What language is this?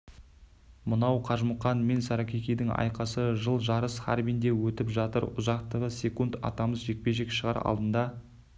Kazakh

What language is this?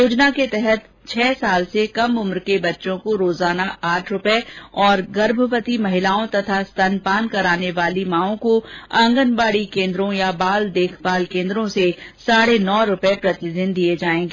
Hindi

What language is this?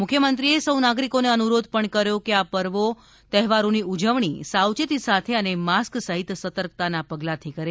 Gujarati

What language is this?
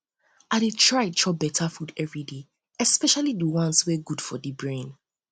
Nigerian Pidgin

